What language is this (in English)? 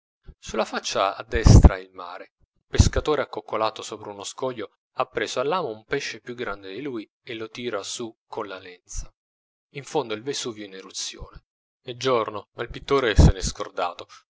Italian